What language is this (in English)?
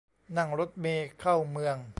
Thai